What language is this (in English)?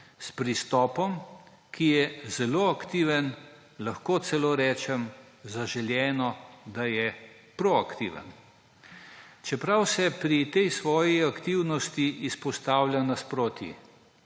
Slovenian